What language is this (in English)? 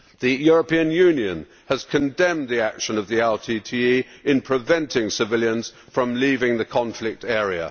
English